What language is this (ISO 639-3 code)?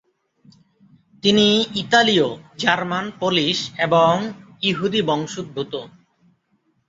ben